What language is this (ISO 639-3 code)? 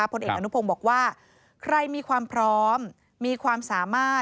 tha